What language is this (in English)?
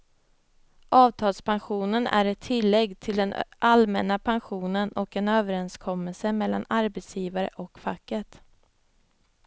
Swedish